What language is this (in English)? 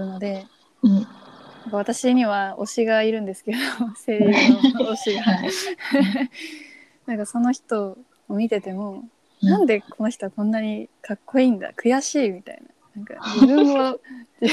Japanese